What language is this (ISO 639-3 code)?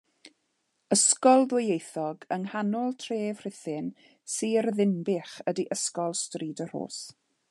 cym